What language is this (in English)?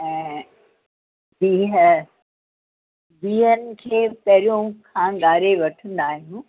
Sindhi